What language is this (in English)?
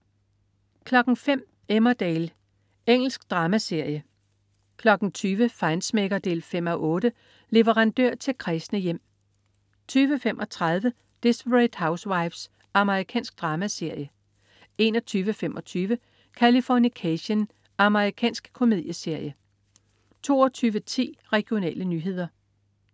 Danish